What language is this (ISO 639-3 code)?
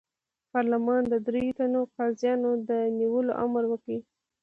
pus